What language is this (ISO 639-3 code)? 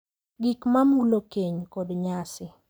luo